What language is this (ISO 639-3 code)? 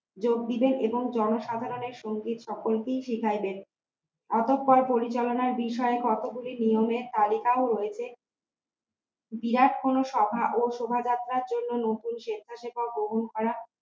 ben